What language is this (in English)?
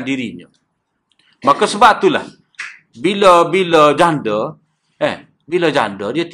Malay